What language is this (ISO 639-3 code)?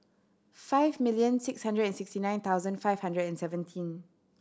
eng